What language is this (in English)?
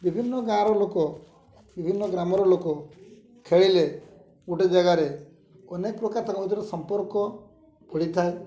Odia